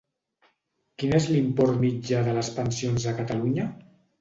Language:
Catalan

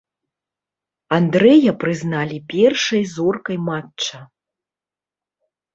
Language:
Belarusian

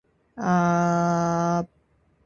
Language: Indonesian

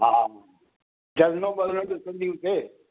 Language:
Sindhi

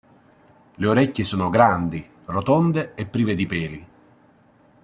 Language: Italian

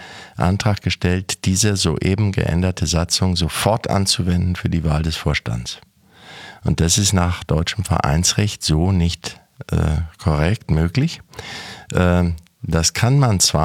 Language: German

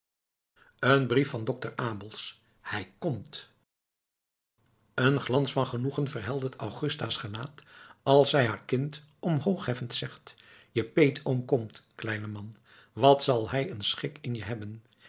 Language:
Dutch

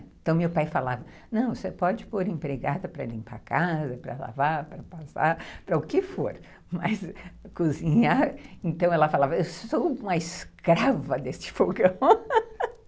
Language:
Portuguese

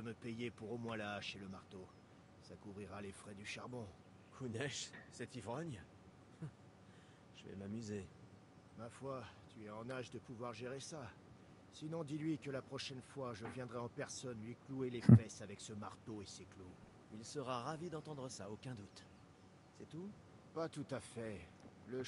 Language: French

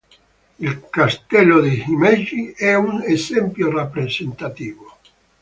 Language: Italian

